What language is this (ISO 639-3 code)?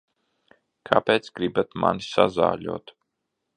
lav